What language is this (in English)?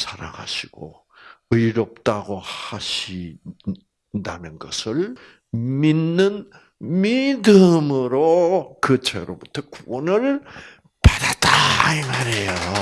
Korean